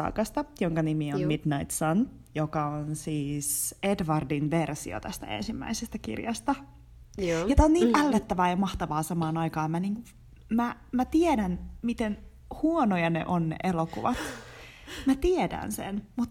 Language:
Finnish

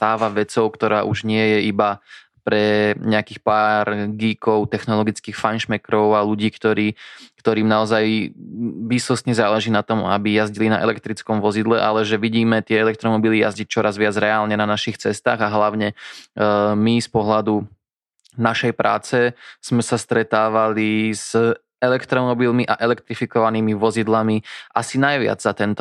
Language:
Slovak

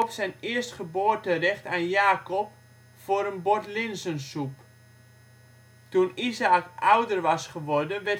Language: Dutch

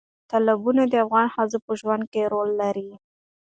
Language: Pashto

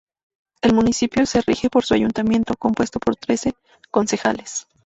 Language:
Spanish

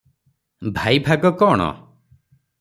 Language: Odia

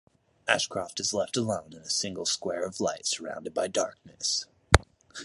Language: English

